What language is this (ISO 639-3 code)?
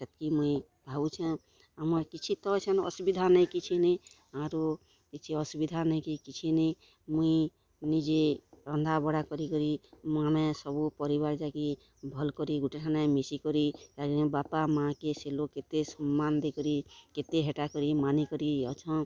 ori